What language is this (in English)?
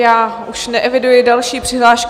Czech